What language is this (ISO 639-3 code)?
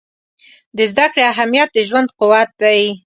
pus